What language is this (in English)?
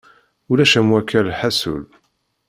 Kabyle